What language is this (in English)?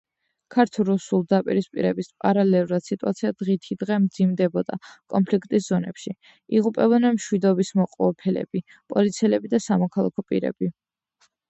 Georgian